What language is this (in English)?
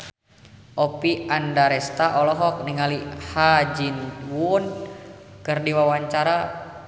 Sundanese